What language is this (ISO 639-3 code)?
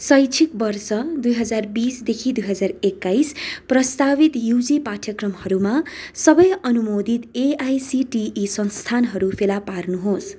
nep